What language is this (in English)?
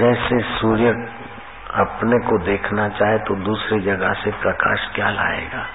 Hindi